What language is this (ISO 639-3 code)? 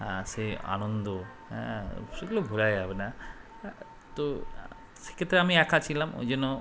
ben